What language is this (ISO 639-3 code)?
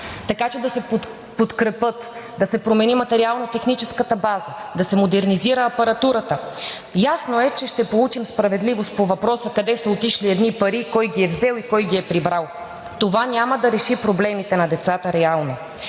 bul